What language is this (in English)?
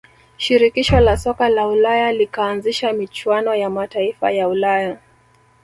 Swahili